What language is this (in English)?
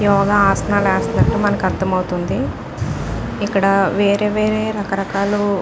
Telugu